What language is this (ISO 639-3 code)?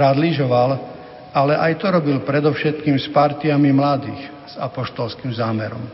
slk